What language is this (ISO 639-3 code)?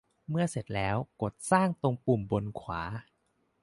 tha